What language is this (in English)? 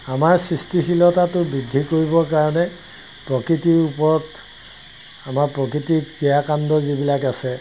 Assamese